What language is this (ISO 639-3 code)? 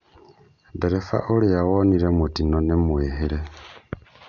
kik